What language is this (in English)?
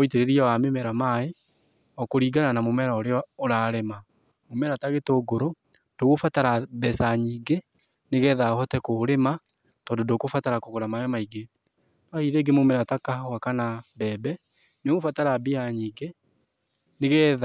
Kikuyu